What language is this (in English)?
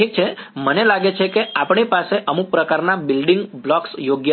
Gujarati